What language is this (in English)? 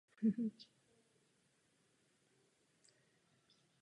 Czech